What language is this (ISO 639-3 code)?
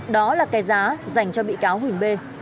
vie